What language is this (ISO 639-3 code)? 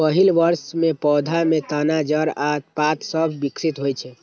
mai